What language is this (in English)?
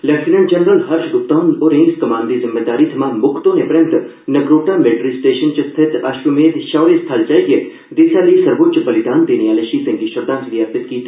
Dogri